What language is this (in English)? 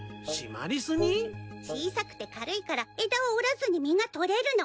Japanese